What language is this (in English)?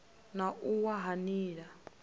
Venda